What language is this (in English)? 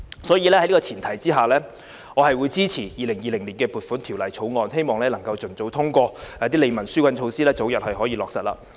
Cantonese